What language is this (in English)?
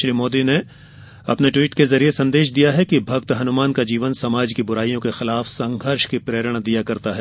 Hindi